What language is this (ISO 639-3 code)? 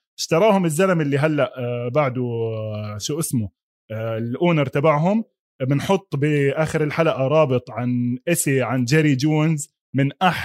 ara